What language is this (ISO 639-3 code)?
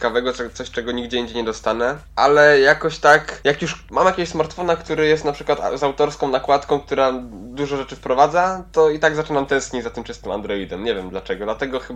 pol